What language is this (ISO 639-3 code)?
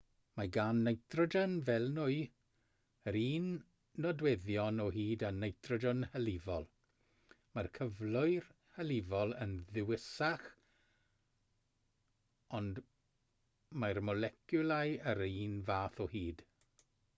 cym